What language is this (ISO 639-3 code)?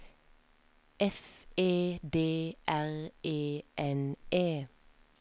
nor